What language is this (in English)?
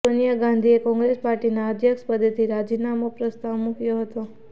Gujarati